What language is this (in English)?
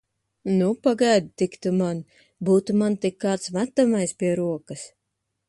Latvian